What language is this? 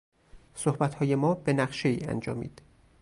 Persian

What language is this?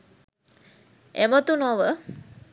Sinhala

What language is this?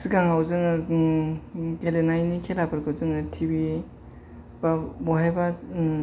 Bodo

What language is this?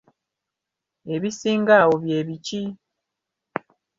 Ganda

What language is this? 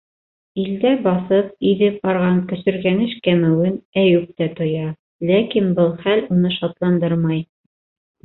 Bashkir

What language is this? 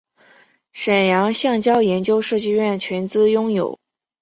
Chinese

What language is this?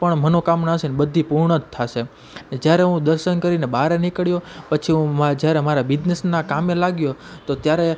Gujarati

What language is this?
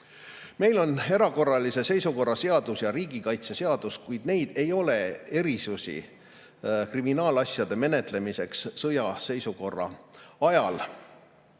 Estonian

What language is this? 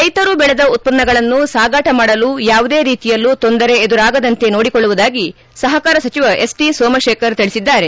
Kannada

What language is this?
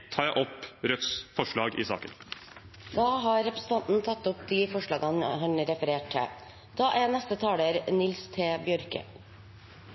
Norwegian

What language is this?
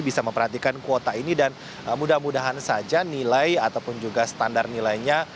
Indonesian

